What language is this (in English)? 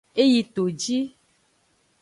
Aja (Benin)